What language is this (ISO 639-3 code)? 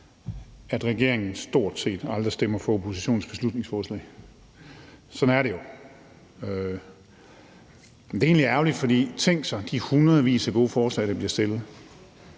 dan